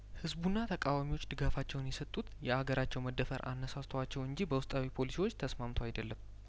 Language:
Amharic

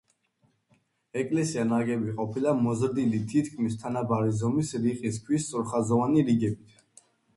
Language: Georgian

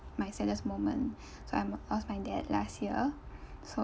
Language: English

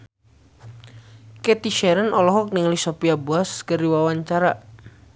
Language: Sundanese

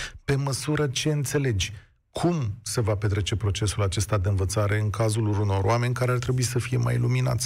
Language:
Romanian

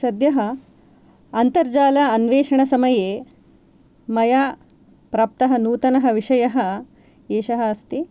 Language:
Sanskrit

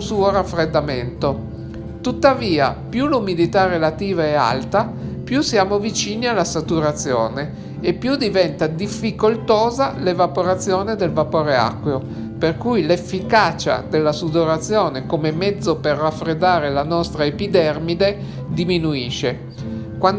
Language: Italian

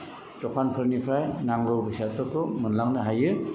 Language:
Bodo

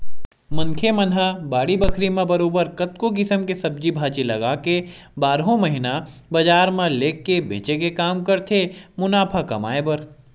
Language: Chhattisgarhi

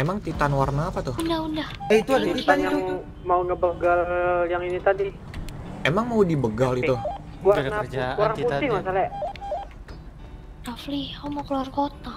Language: Indonesian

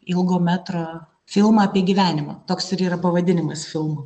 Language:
Lithuanian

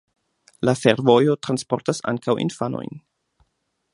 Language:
Esperanto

